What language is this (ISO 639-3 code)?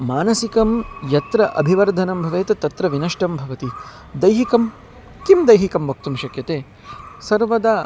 san